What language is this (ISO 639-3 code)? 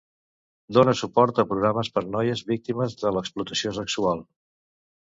cat